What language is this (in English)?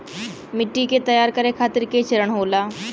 Bhojpuri